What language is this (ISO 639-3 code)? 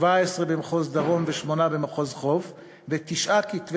heb